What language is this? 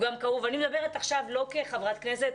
Hebrew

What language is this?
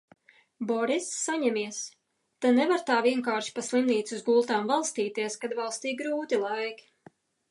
Latvian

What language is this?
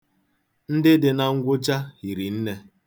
Igbo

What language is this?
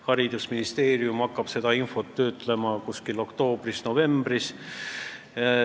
Estonian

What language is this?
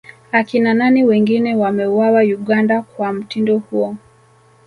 Swahili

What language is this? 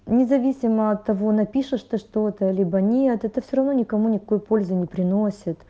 Russian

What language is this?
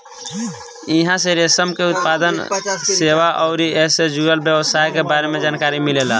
Bhojpuri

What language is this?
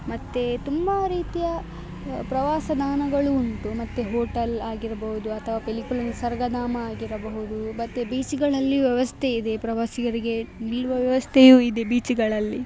Kannada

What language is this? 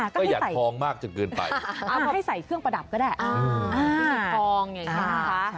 Thai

